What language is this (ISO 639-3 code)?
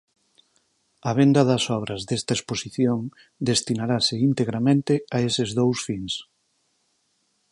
glg